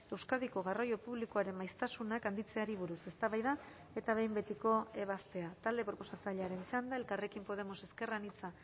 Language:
Basque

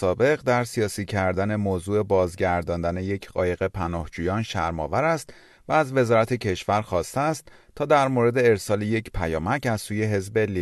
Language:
Persian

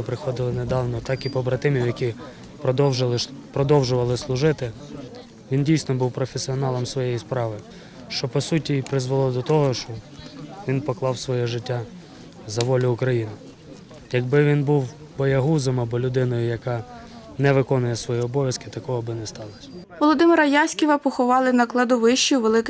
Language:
Ukrainian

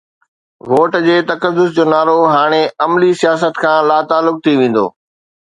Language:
Sindhi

